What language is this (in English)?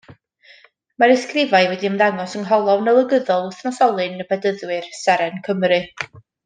Welsh